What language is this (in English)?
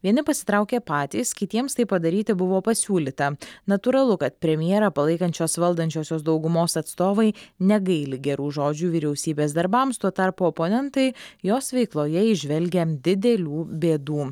Lithuanian